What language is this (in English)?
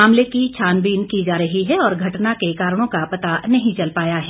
Hindi